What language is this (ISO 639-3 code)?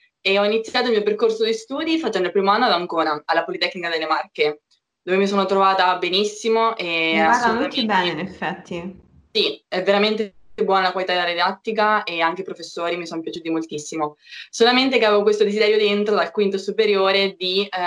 ita